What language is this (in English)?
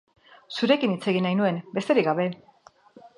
Basque